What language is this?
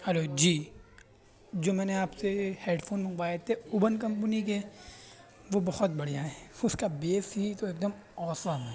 Urdu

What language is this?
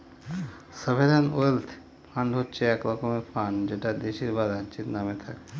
Bangla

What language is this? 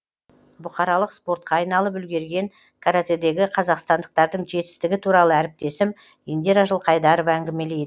Kazakh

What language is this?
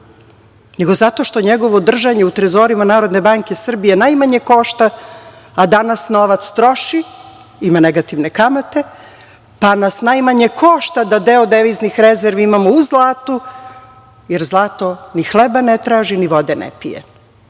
Serbian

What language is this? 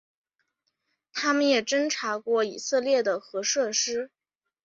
Chinese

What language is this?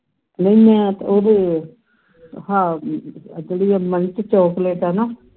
Punjabi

